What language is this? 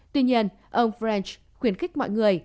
Vietnamese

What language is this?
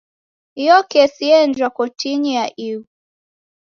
Taita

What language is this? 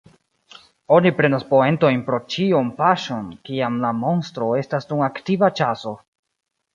Esperanto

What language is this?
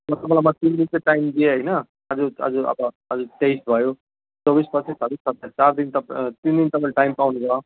Nepali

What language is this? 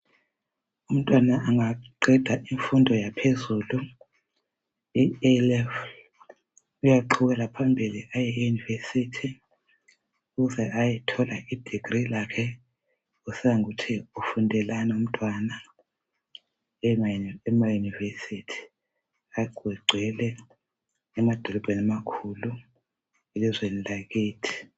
North Ndebele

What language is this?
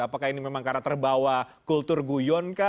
Indonesian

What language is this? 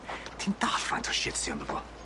Welsh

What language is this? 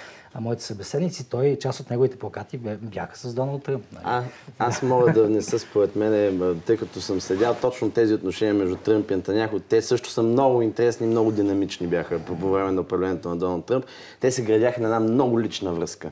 Bulgarian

